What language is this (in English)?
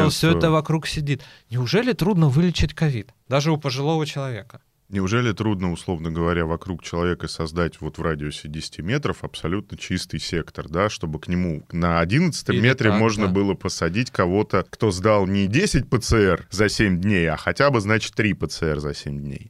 Russian